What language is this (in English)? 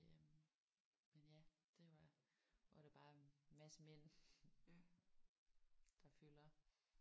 Danish